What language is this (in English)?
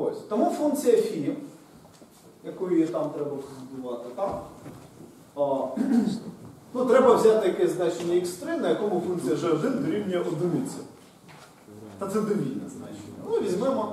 Ukrainian